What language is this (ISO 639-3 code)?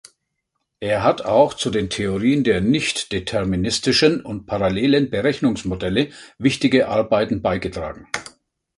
deu